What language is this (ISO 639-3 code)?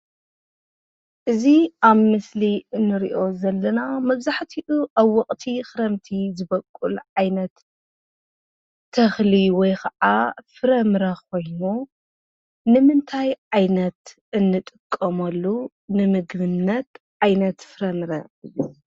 tir